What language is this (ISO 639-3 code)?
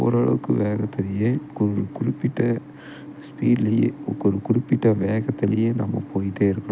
tam